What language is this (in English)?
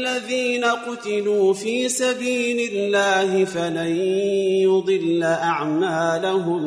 Arabic